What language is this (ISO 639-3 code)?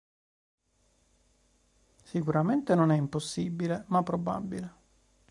ita